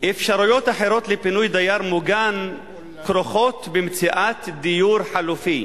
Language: Hebrew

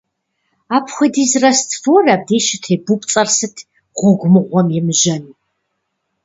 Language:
Kabardian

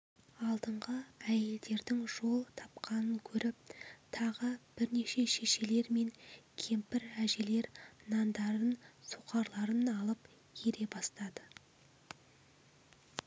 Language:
Kazakh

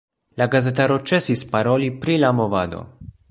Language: Esperanto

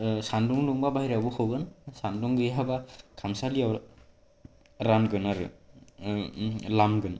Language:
Bodo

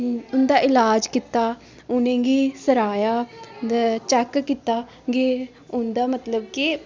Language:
Dogri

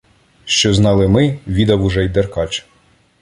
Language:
Ukrainian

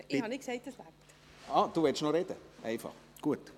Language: Swiss German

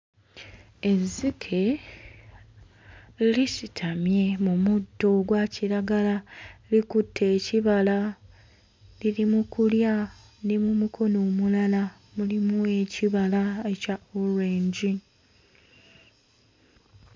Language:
Ganda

